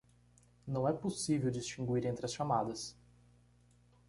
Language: Portuguese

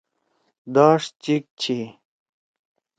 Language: Torwali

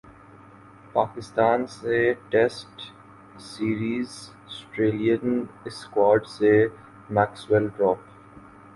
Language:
Urdu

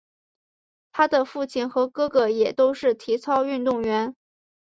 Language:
Chinese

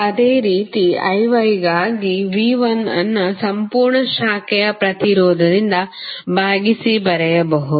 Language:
Kannada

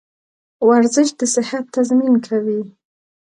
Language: Pashto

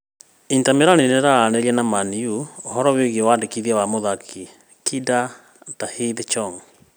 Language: Kikuyu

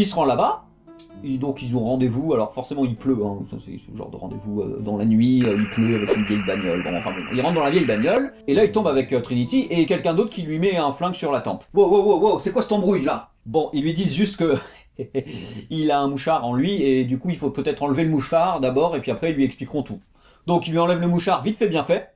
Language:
French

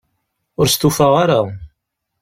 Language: Kabyle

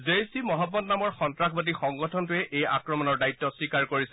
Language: Assamese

